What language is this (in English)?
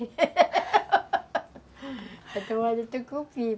Portuguese